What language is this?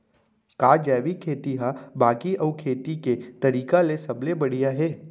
Chhattisgarhi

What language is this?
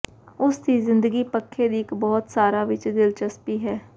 Punjabi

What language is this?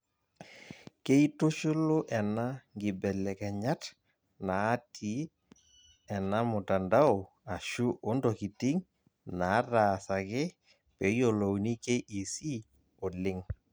Masai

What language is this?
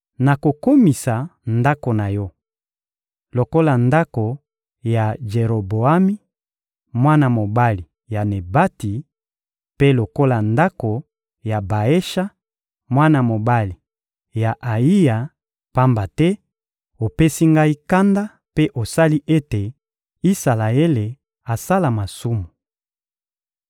Lingala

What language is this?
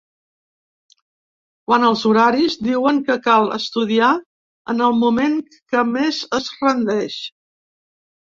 Catalan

